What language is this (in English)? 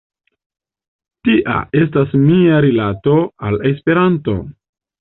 Esperanto